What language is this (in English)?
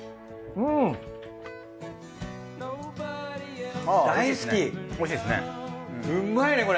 Japanese